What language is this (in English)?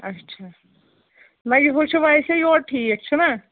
Kashmiri